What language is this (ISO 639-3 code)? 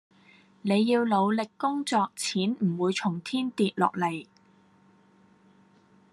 yue